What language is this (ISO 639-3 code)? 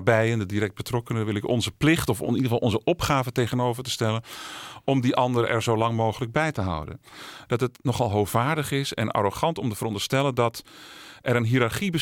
nld